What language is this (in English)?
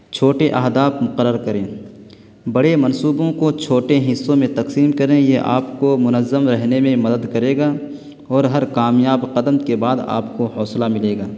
Urdu